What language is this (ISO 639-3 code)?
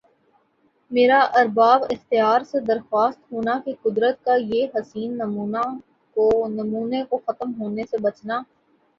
urd